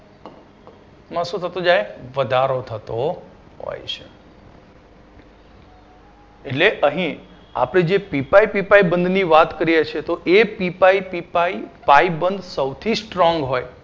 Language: Gujarati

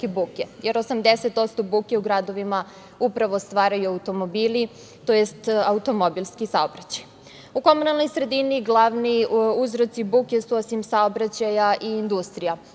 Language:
Serbian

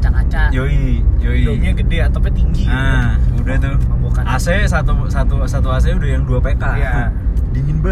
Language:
Indonesian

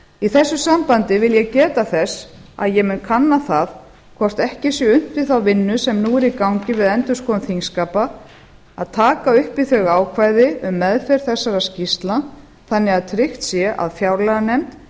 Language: Icelandic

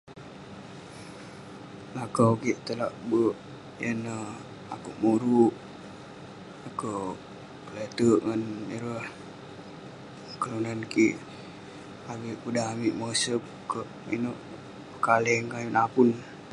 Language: Western Penan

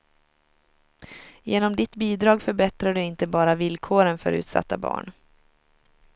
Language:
Swedish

